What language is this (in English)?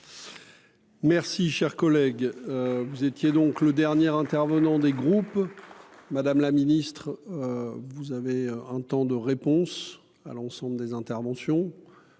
French